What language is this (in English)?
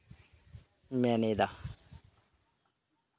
Santali